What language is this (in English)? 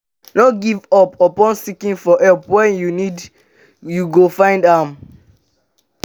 Nigerian Pidgin